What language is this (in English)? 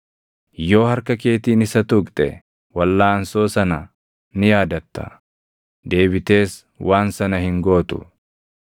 Oromo